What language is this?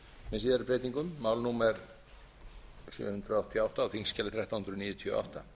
Icelandic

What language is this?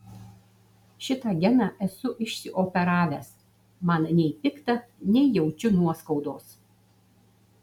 Lithuanian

